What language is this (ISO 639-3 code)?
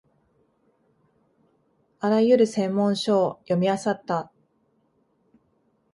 jpn